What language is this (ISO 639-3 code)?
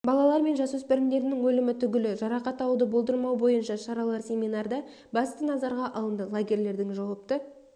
kaz